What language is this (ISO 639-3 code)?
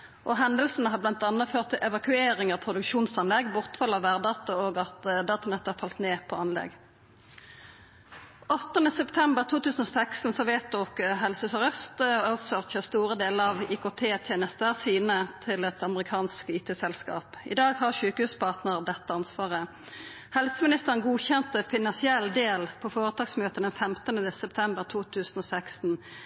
nno